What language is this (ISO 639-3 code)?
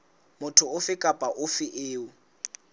sot